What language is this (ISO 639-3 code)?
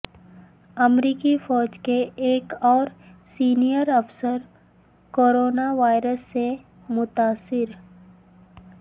urd